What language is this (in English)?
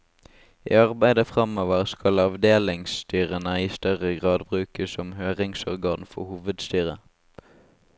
Norwegian